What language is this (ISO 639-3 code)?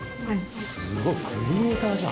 jpn